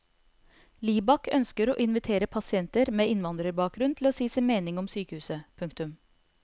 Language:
Norwegian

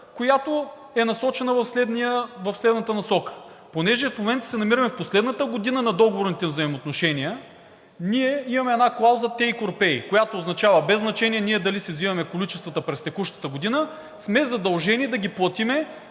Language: Bulgarian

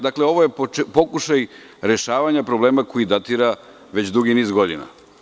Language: Serbian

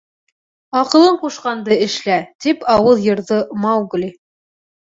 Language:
Bashkir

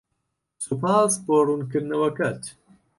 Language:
Central Kurdish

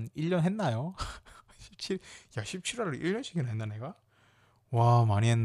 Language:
Korean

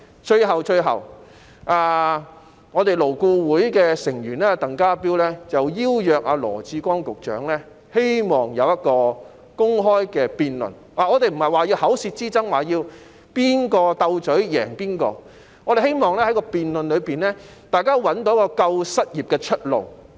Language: Cantonese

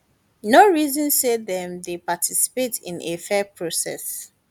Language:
Nigerian Pidgin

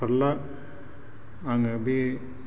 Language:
Bodo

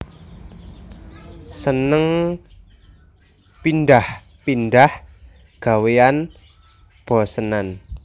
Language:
Javanese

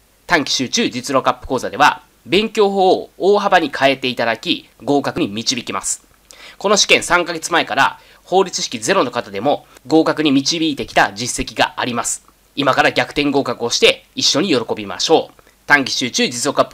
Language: Japanese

